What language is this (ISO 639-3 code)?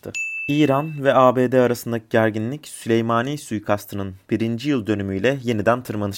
tur